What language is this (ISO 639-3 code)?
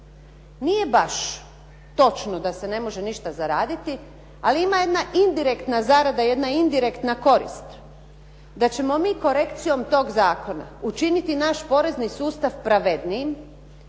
hrv